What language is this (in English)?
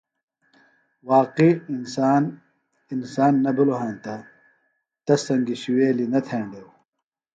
Phalura